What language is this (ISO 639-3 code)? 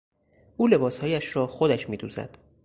fas